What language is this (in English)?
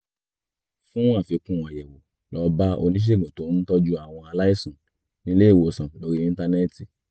Yoruba